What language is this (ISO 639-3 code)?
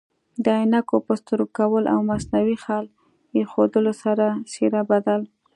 pus